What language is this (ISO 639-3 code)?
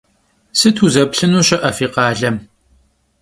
kbd